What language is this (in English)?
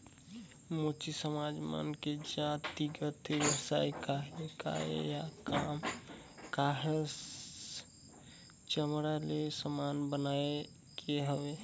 Chhattisgarhi